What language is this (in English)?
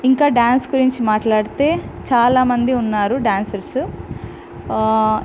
Telugu